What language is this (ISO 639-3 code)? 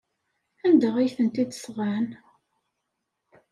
kab